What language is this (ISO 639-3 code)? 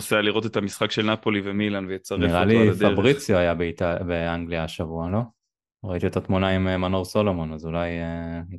heb